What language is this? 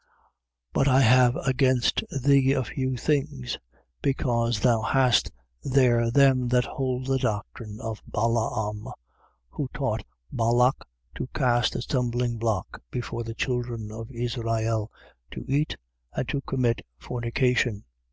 English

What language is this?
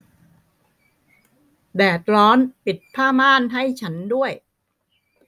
Thai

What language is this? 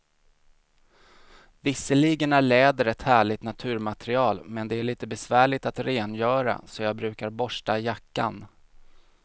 Swedish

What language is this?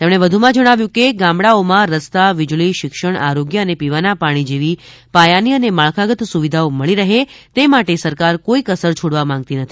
Gujarati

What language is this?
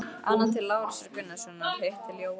Icelandic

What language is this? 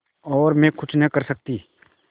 Hindi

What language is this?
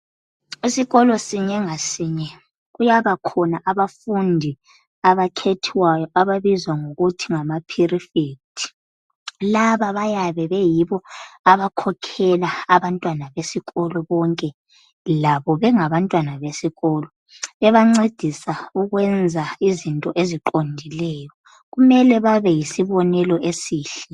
North Ndebele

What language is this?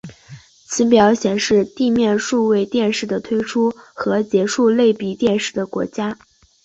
Chinese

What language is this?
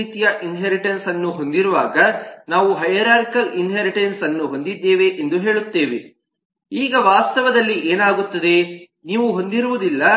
Kannada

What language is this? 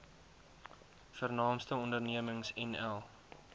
Afrikaans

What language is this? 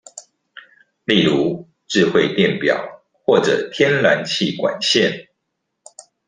Chinese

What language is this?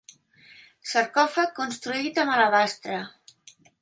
Catalan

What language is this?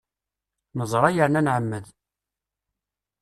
Kabyle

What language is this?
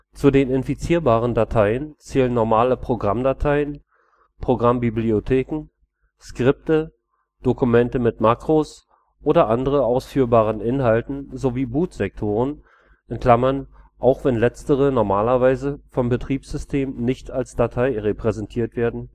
German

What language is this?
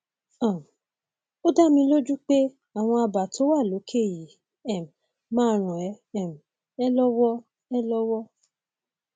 Yoruba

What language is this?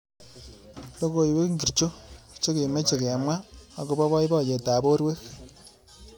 Kalenjin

